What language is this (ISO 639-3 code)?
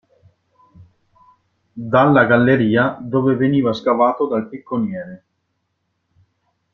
ita